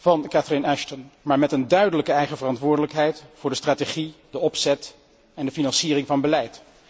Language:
Dutch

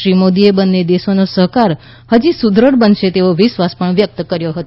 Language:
Gujarati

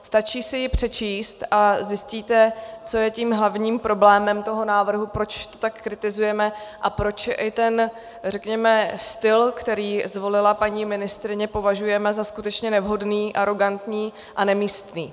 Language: Czech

